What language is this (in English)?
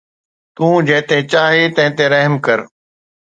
Sindhi